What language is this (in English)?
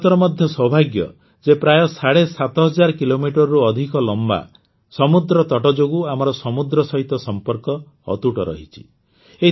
Odia